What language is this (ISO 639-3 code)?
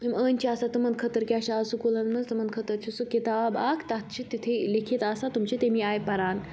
kas